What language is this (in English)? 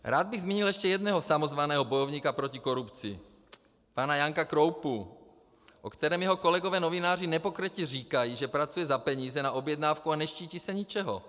Czech